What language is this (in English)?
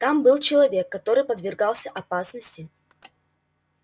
Russian